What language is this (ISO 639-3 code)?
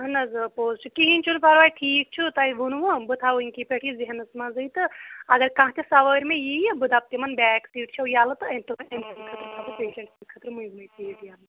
kas